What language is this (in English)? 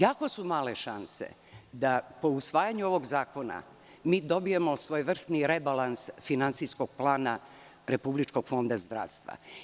Serbian